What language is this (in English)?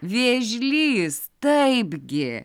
Lithuanian